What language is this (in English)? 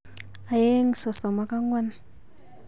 Kalenjin